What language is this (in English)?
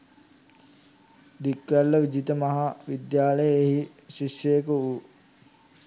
Sinhala